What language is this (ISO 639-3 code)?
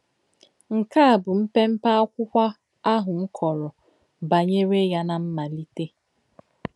ibo